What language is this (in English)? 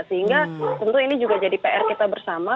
Indonesian